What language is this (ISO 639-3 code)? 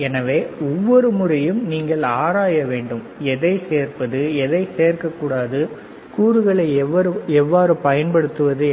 tam